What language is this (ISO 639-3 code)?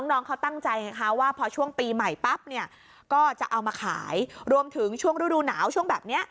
tha